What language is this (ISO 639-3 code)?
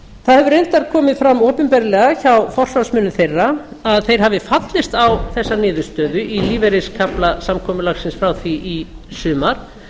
isl